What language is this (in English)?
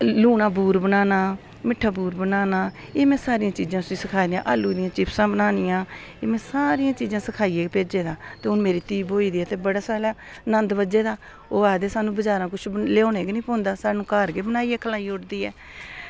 Dogri